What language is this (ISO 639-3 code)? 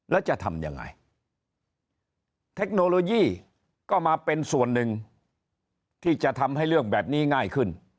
tha